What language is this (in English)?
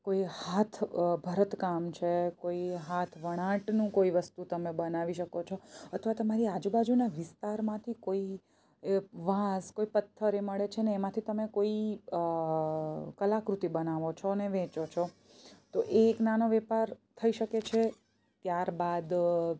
Gujarati